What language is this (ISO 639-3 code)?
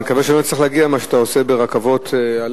heb